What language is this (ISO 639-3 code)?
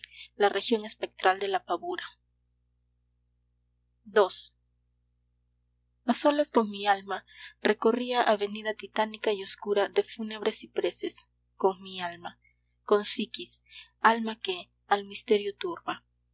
spa